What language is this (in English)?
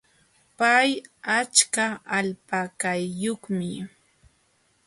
Jauja Wanca Quechua